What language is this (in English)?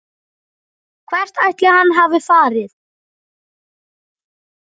Icelandic